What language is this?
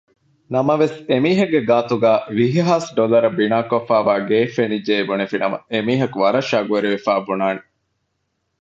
Divehi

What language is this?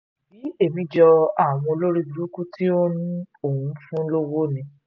Yoruba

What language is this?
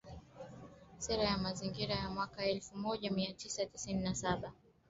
Swahili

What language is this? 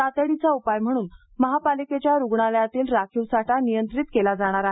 Marathi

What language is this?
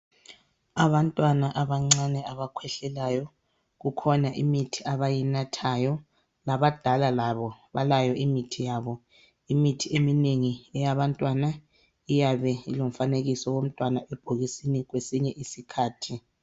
North Ndebele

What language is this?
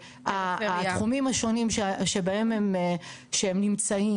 Hebrew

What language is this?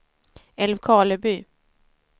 Swedish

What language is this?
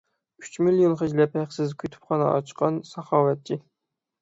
Uyghur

